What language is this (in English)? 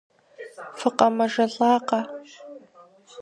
Kabardian